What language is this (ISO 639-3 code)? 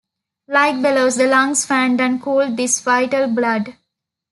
eng